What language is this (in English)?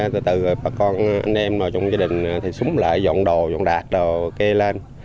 Vietnamese